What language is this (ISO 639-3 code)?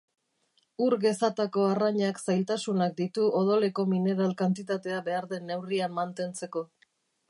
eus